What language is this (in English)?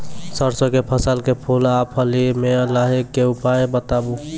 Maithili